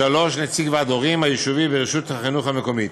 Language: Hebrew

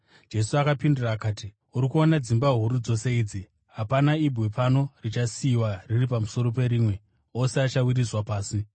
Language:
Shona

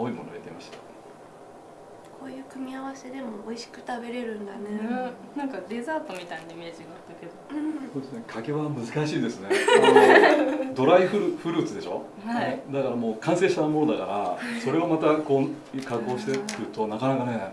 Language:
Japanese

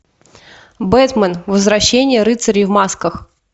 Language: Russian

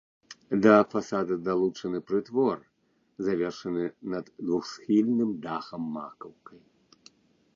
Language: Belarusian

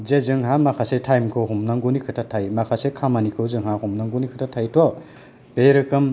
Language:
Bodo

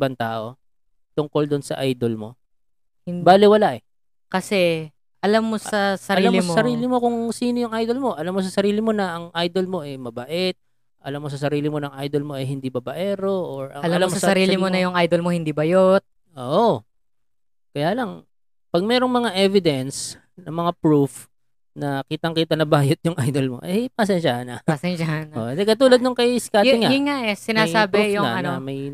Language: Filipino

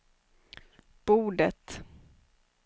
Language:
Swedish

